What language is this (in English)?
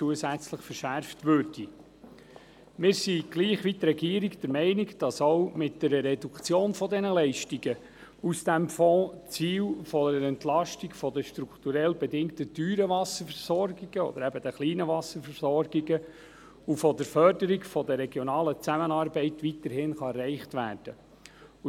Swiss German